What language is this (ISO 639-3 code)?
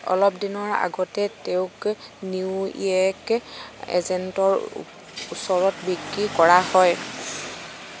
asm